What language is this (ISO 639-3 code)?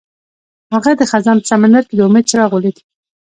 pus